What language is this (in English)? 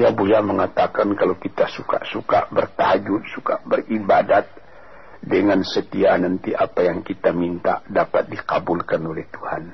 Malay